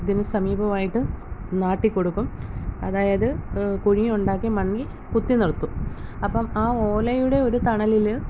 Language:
Malayalam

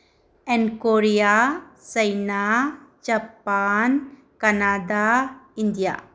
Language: Manipuri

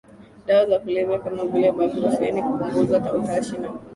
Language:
Swahili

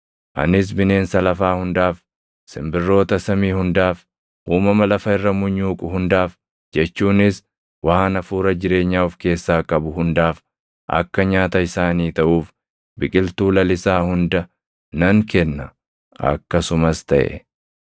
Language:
Oromo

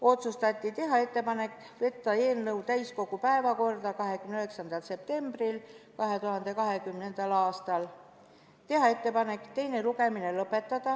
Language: Estonian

